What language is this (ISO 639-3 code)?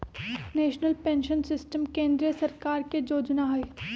mag